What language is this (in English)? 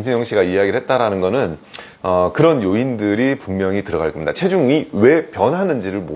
Korean